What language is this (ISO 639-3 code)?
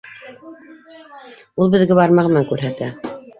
bak